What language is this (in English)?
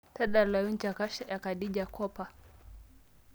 Masai